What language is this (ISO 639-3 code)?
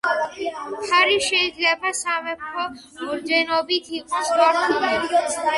kat